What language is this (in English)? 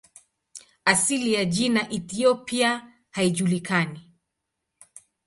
Swahili